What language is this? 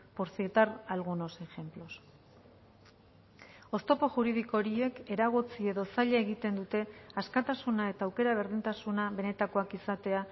Basque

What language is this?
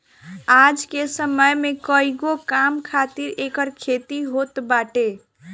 Bhojpuri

